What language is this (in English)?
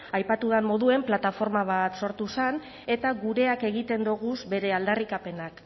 Basque